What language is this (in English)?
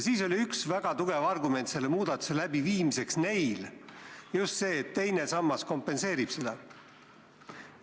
Estonian